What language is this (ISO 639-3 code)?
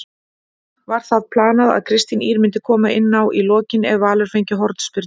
isl